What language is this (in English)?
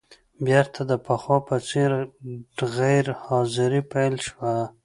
Pashto